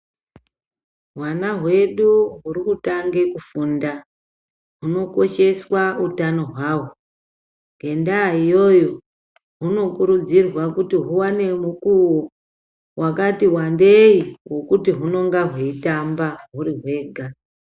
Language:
Ndau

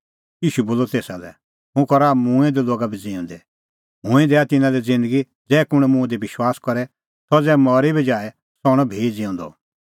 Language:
Kullu Pahari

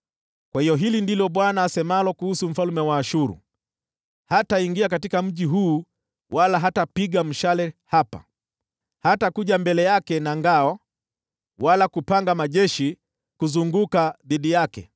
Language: Swahili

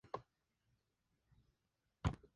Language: Spanish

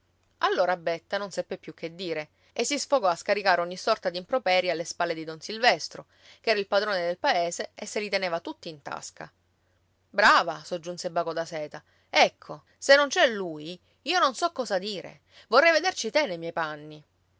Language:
Italian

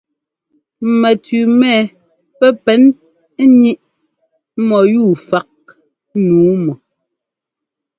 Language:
Ngomba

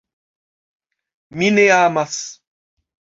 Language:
Esperanto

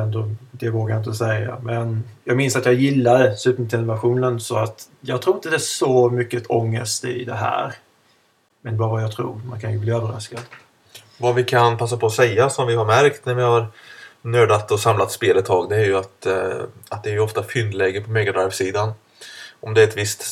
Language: Swedish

